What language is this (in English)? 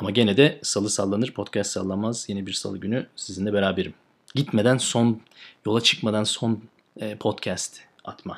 Turkish